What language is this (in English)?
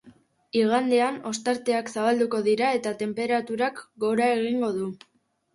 Basque